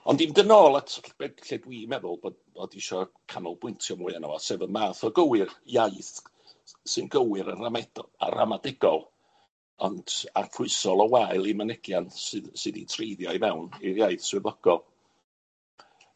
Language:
Welsh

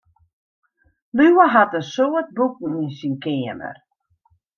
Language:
Western Frisian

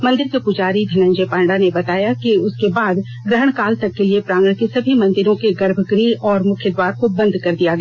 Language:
Hindi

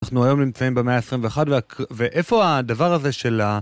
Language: Hebrew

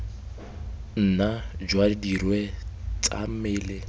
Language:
Tswana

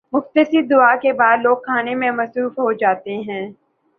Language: Urdu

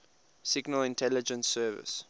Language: English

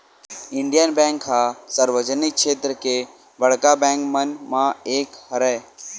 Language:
Chhattisgarhi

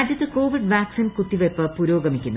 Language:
Malayalam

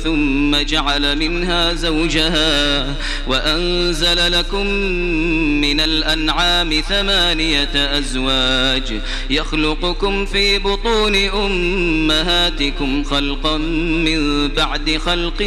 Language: Arabic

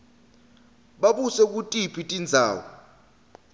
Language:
Swati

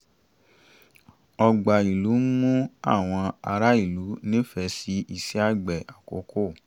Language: Yoruba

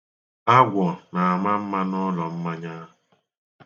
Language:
Igbo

